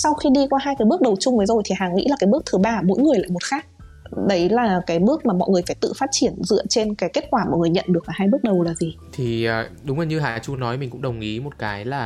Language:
Vietnamese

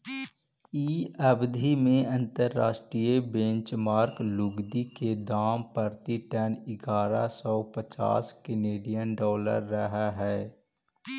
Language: Magahi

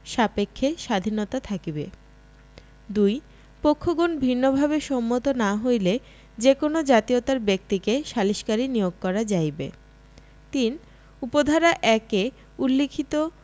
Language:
Bangla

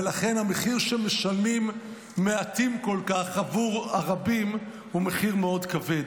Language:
Hebrew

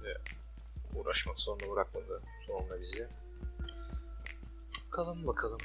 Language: Turkish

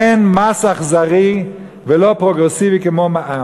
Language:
Hebrew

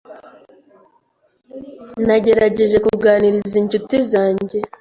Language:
Kinyarwanda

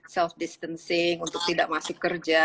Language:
Indonesian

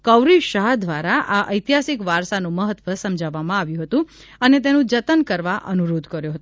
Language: Gujarati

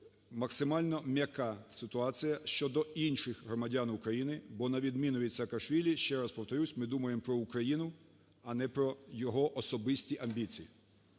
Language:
Ukrainian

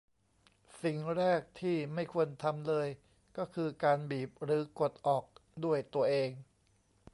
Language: Thai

